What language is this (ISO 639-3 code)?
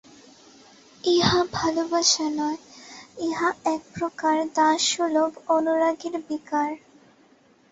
ben